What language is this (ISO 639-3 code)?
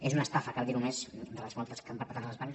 cat